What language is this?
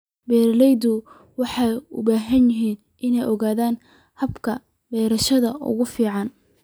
Somali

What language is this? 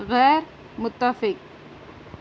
Urdu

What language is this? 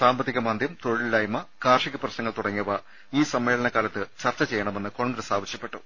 Malayalam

